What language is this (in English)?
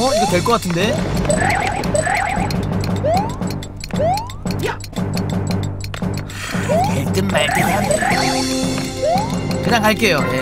Korean